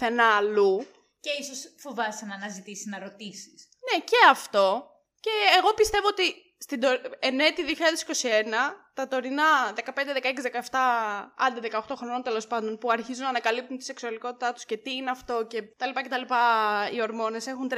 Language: Greek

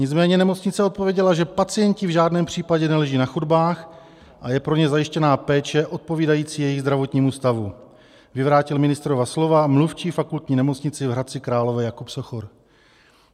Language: Czech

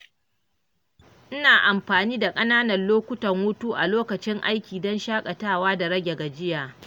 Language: Hausa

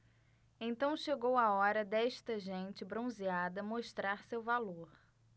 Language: Portuguese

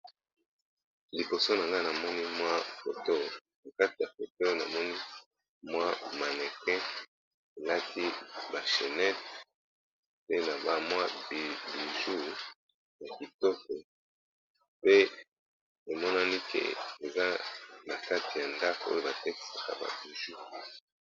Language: Lingala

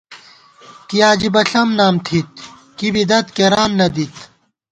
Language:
Gawar-Bati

